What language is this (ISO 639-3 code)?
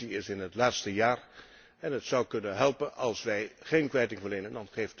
nld